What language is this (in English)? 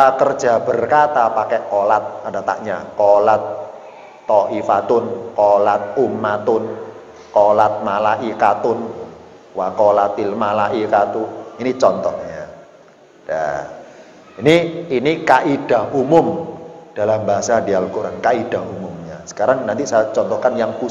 Indonesian